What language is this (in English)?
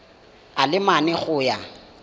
Tswana